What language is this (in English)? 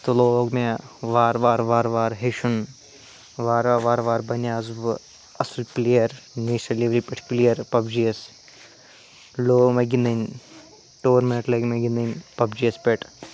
Kashmiri